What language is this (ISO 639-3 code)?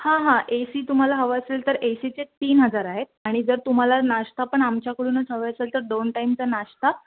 mar